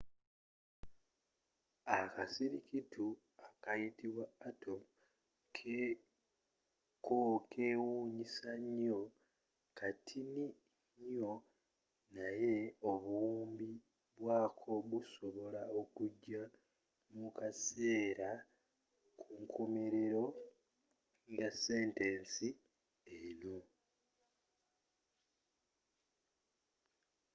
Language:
Ganda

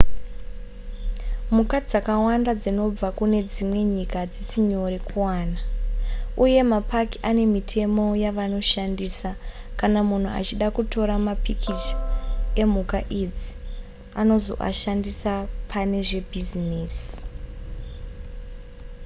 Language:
Shona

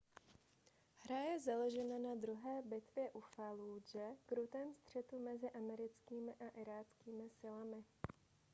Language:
Czech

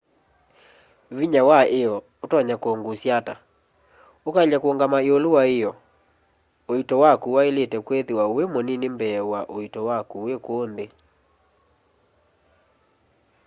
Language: Kamba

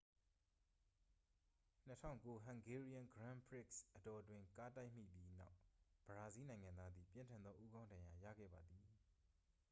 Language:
Burmese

